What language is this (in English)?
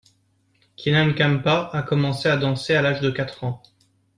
French